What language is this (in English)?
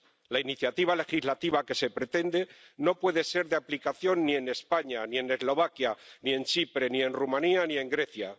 Spanish